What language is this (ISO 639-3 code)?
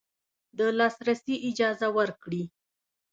pus